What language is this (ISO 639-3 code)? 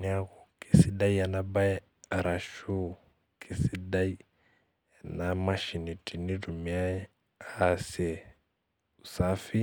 mas